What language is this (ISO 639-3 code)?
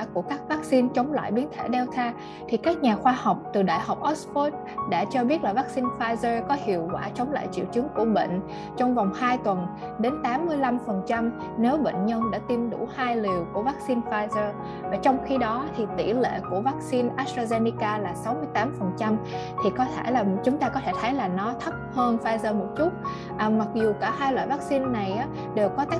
vie